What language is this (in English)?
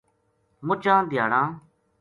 Gujari